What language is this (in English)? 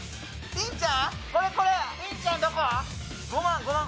Japanese